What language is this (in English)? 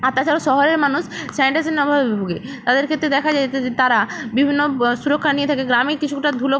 Bangla